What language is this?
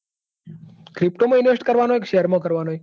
Gujarati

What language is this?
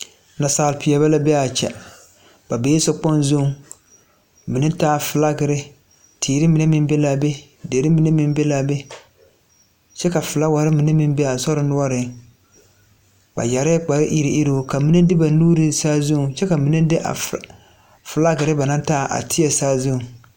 Southern Dagaare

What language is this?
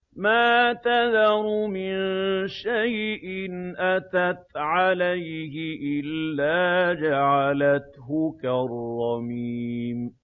Arabic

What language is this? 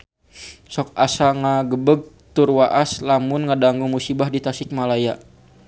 Sundanese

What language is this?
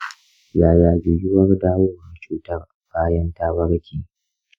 Hausa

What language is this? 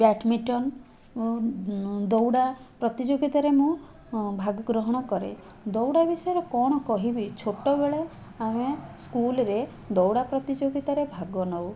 Odia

